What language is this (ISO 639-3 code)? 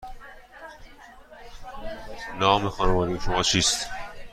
fas